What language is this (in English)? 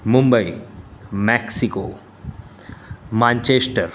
Gujarati